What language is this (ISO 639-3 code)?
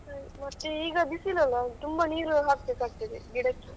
kan